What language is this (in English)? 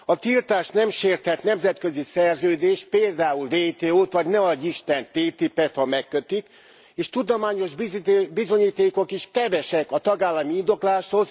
Hungarian